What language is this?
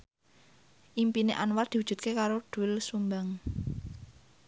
Javanese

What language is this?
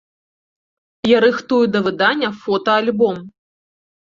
Belarusian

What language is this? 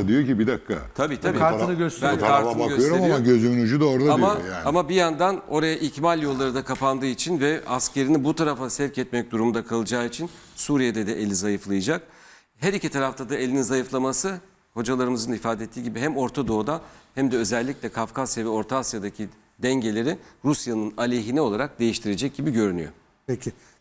Turkish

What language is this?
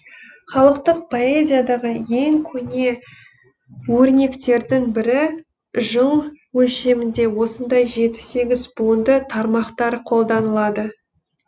Kazakh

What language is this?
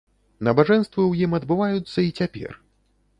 Belarusian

